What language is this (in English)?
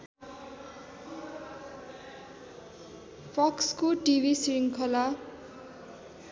Nepali